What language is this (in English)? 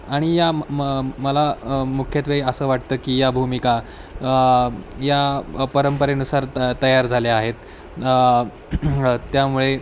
Marathi